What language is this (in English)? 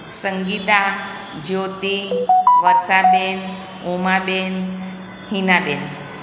Gujarati